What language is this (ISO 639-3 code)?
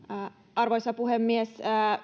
fin